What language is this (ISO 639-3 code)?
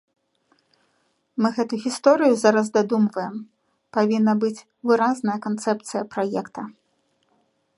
bel